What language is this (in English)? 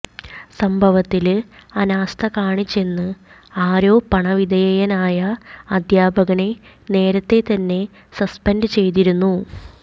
Malayalam